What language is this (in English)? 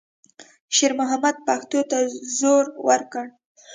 Pashto